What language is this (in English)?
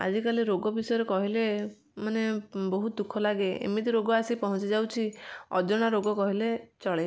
Odia